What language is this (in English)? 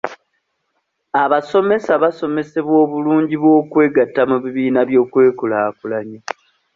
Ganda